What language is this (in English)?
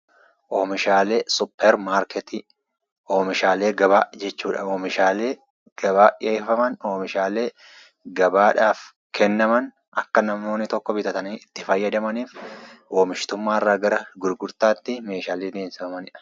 Oromo